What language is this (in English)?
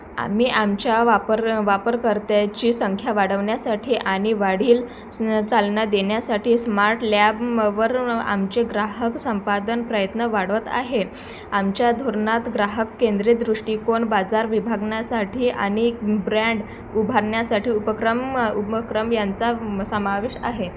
Marathi